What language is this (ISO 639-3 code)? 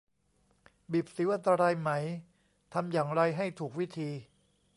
tha